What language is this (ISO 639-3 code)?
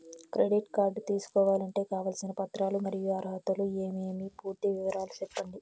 tel